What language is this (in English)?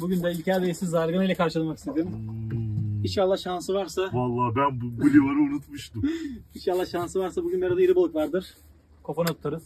Turkish